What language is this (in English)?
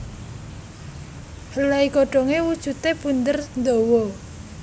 Javanese